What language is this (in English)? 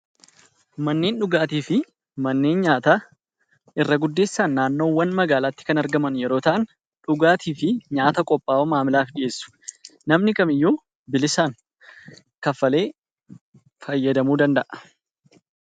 Oromo